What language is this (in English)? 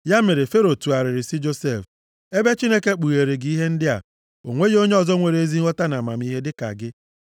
Igbo